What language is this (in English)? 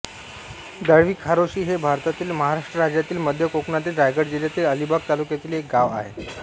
Marathi